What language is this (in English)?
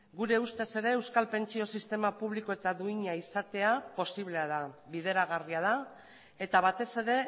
Basque